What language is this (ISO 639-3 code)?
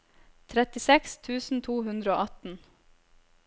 nor